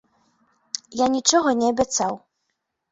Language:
Belarusian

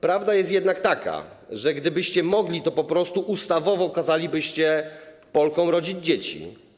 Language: Polish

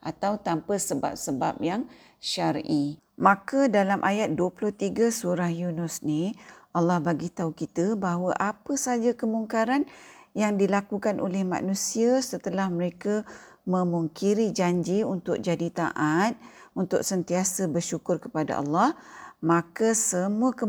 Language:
Malay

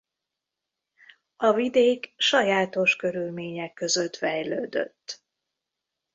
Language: Hungarian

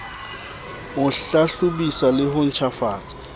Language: Southern Sotho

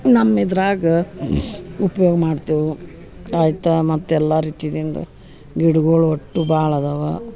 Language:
Kannada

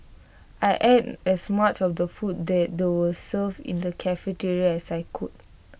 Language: English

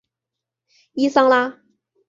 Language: Chinese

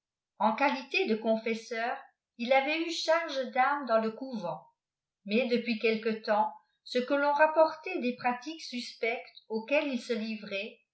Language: French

